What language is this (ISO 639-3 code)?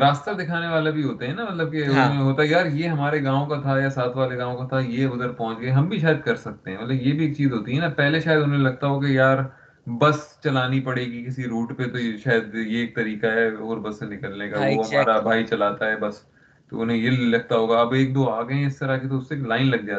urd